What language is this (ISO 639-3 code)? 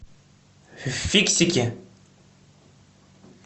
rus